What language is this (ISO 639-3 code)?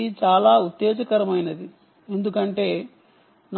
tel